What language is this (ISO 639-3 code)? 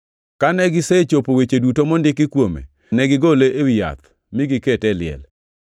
luo